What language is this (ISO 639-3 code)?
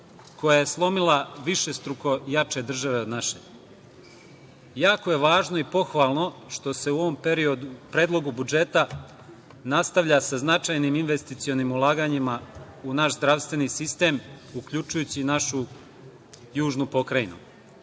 srp